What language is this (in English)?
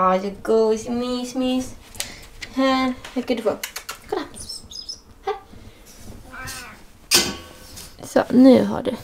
Swedish